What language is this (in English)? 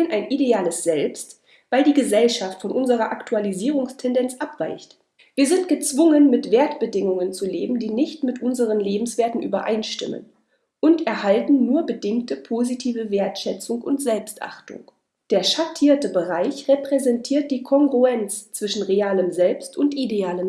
German